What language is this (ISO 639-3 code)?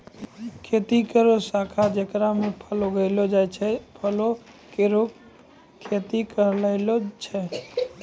mai